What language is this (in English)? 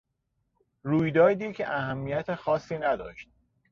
Persian